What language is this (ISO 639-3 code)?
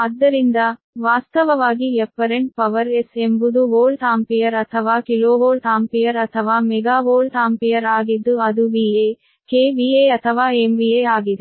kan